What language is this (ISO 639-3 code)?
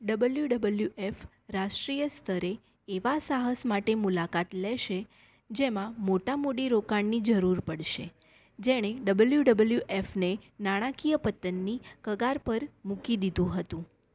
guj